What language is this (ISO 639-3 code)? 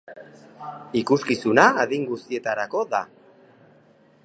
eus